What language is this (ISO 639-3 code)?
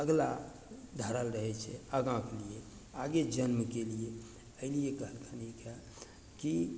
mai